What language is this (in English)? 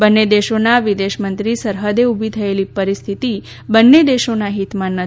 Gujarati